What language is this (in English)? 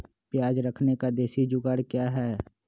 Magahi